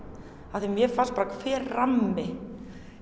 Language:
Icelandic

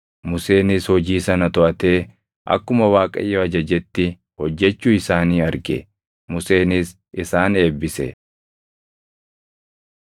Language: Oromo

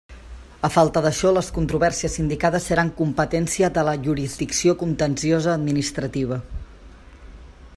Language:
Catalan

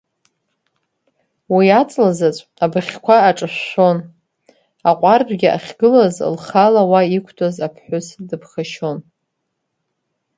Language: Abkhazian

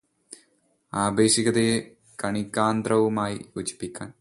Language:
Malayalam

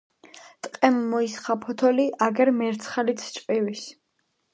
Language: Georgian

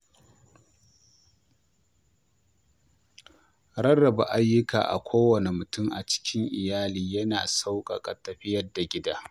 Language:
Hausa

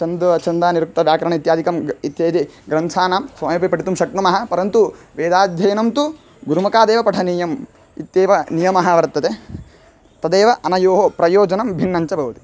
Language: Sanskrit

